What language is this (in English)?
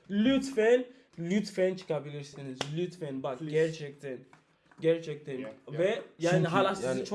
Turkish